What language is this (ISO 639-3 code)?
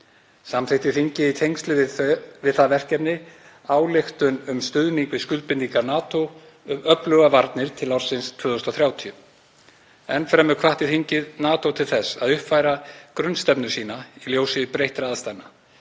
isl